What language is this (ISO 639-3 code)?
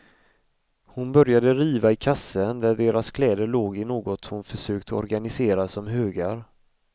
swe